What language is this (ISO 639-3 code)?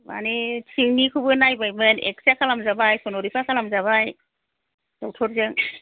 brx